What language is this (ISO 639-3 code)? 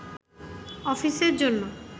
ben